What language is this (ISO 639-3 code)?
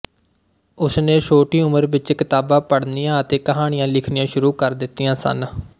pan